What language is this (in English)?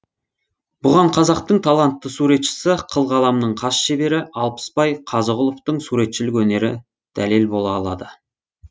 Kazakh